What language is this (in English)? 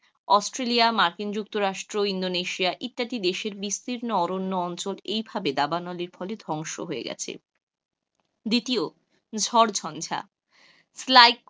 Bangla